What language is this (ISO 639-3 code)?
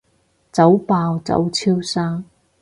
yue